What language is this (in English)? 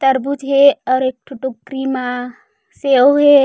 Chhattisgarhi